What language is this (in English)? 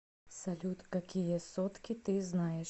Russian